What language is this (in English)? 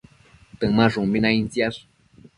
Matsés